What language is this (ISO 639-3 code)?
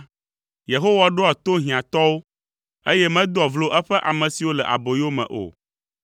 ewe